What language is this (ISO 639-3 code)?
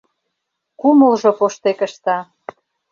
chm